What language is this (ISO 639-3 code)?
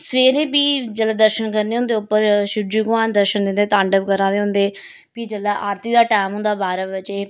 doi